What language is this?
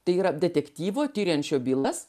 Lithuanian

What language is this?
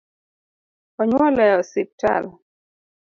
Luo (Kenya and Tanzania)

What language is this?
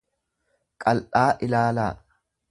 Oromo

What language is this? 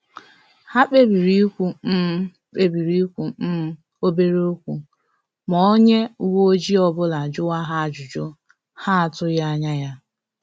Igbo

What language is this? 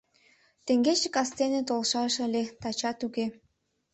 Mari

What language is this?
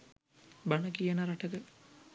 Sinhala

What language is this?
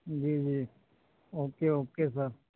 Urdu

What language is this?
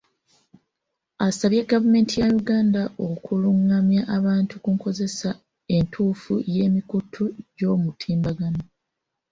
Ganda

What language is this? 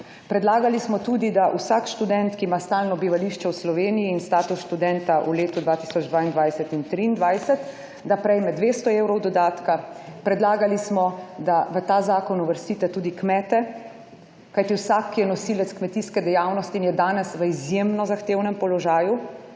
Slovenian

